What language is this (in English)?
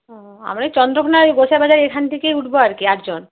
Bangla